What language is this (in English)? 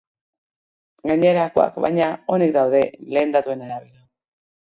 Basque